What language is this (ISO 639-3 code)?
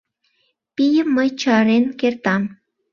chm